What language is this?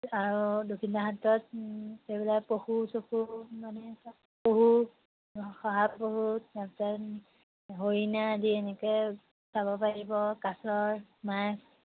Assamese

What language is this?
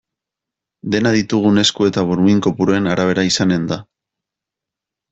Basque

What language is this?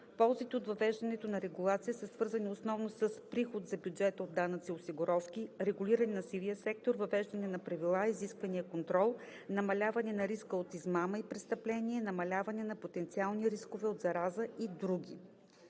Bulgarian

